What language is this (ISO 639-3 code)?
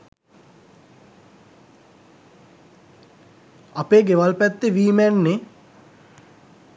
sin